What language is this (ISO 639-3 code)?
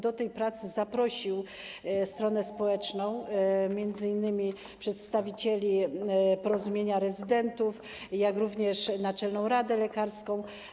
pol